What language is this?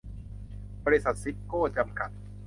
Thai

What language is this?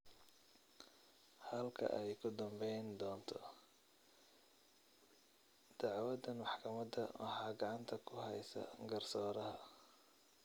Somali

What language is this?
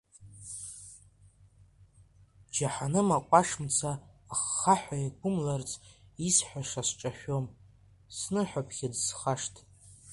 Abkhazian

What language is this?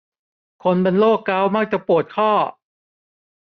Thai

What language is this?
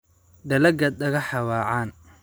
Somali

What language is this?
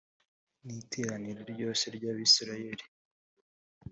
Kinyarwanda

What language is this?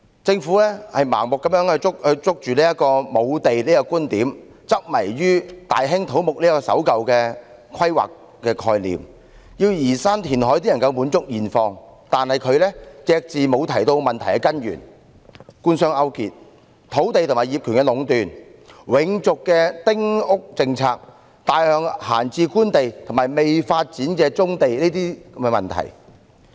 Cantonese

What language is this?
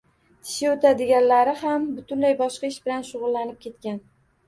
Uzbek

